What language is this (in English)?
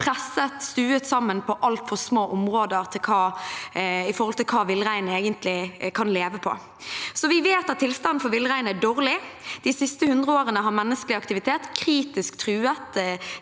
Norwegian